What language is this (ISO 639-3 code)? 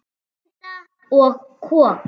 isl